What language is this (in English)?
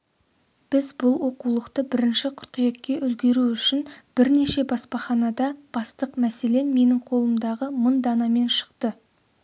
Kazakh